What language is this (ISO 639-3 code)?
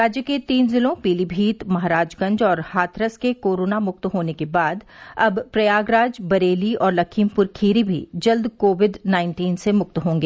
hin